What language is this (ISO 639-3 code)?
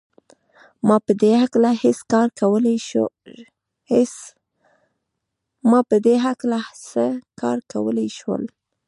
pus